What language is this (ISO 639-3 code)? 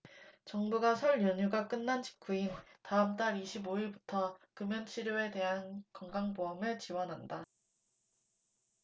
kor